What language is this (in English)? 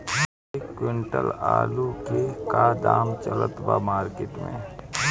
Bhojpuri